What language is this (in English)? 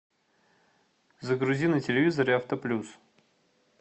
Russian